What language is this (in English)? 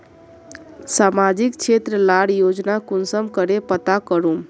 Magahi